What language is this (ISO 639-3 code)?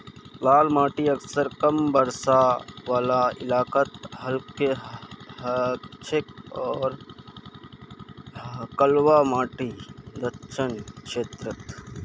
mag